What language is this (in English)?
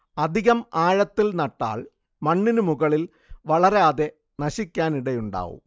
Malayalam